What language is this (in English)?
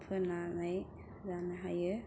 Bodo